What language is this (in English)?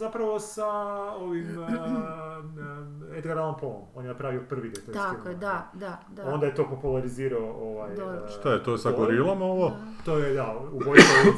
Croatian